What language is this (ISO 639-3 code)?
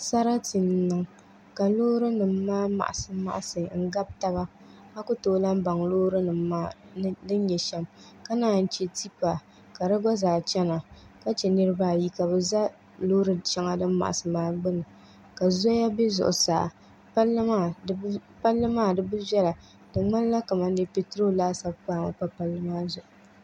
dag